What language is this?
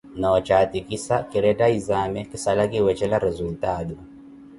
Koti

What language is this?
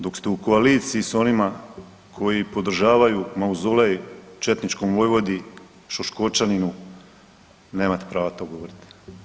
Croatian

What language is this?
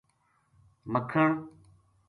Gujari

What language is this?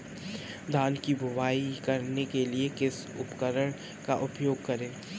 Hindi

